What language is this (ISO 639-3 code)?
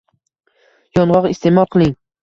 uzb